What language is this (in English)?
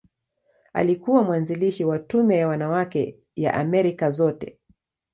Swahili